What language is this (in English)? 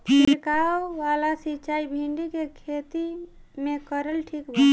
Bhojpuri